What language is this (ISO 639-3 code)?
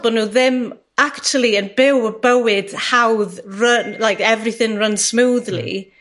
cym